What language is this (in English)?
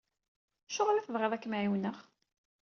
Kabyle